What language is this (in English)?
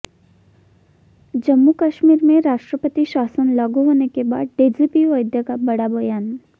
Hindi